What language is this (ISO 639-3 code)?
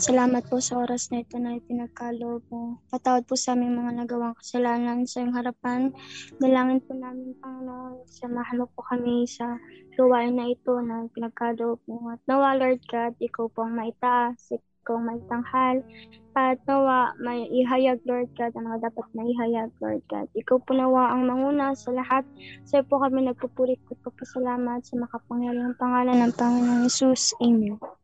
fil